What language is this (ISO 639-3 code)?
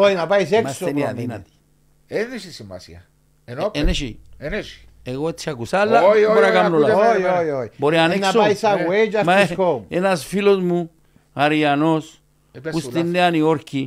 ell